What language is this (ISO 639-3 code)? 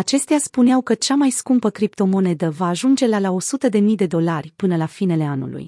ron